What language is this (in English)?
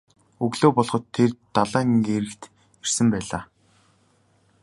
Mongolian